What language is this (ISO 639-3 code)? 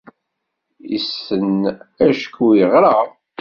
kab